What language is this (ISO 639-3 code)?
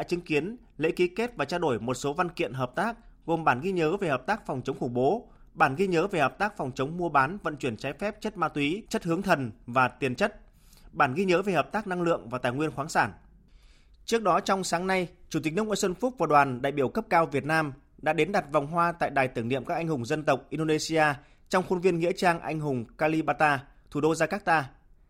vie